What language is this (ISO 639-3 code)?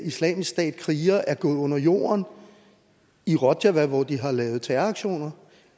dan